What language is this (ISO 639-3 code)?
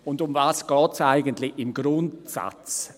gsw